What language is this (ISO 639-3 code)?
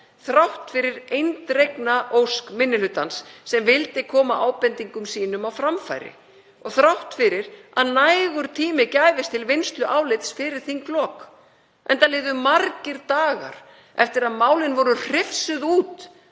isl